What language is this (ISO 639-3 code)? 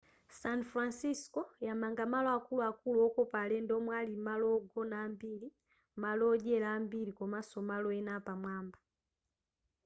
nya